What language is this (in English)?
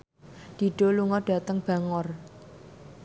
Javanese